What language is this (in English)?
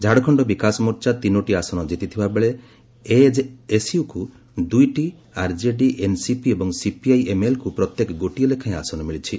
Odia